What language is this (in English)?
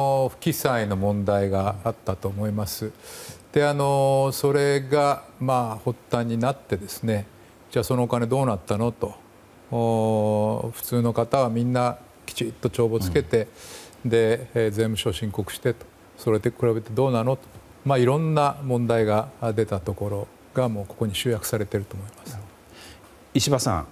Japanese